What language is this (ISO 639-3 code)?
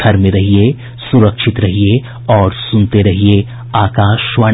hin